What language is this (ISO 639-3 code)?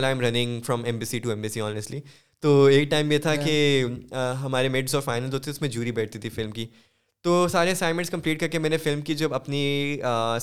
urd